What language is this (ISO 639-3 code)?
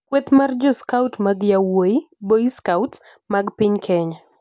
luo